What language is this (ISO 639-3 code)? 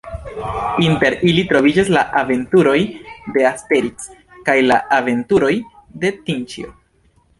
epo